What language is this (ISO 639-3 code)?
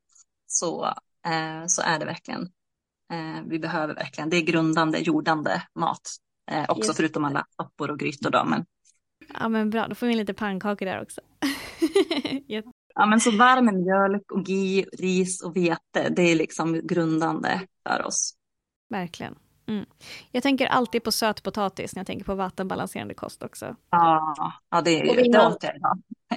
swe